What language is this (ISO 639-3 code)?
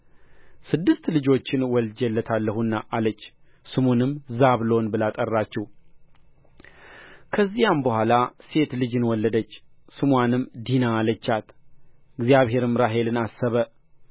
amh